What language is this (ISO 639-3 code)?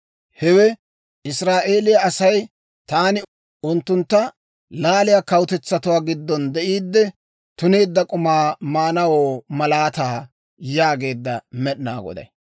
dwr